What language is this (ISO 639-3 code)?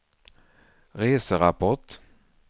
swe